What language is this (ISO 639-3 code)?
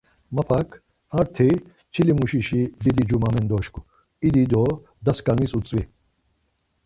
lzz